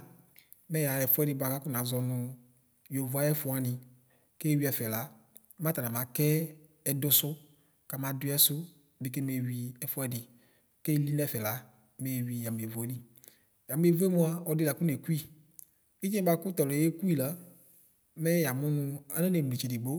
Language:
Ikposo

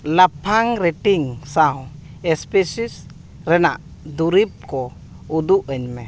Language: Santali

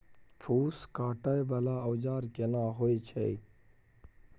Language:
Maithili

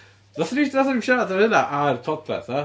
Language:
Welsh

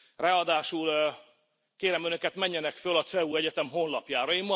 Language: Hungarian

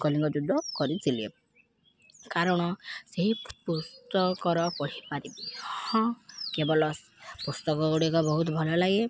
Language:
Odia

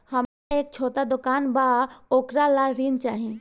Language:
Bhojpuri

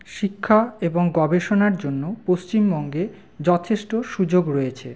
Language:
Bangla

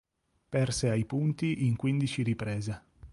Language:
Italian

